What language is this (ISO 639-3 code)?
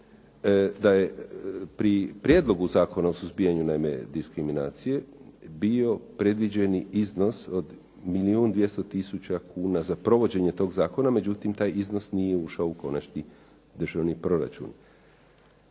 hrv